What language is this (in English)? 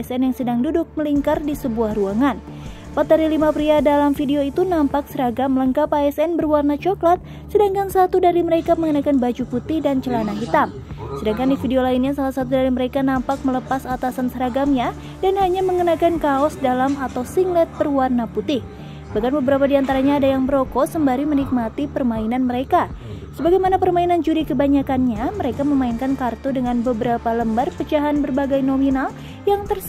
Indonesian